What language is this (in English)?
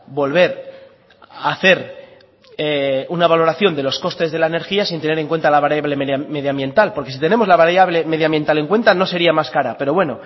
Spanish